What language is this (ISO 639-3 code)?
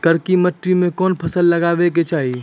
mai